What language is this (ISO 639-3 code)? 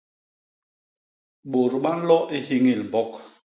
bas